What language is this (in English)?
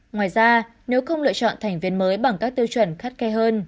Vietnamese